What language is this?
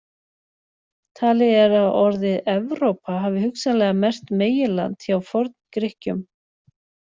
Icelandic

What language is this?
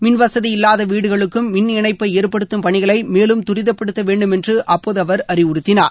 Tamil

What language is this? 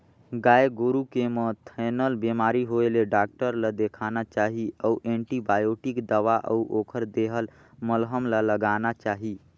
Chhattisgarhi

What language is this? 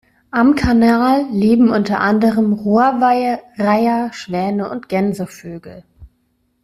German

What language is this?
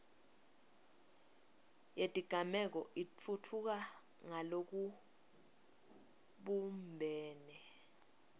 Swati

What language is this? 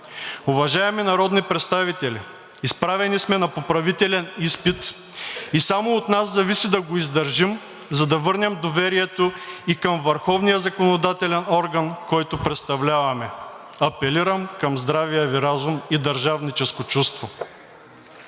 Bulgarian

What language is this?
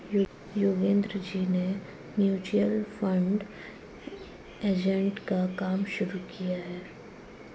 Hindi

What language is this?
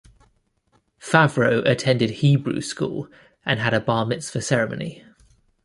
English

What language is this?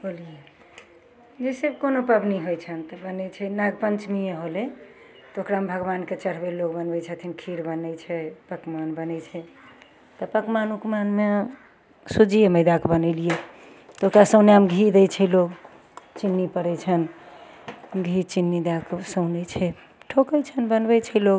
Maithili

